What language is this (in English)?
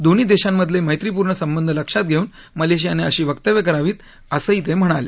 Marathi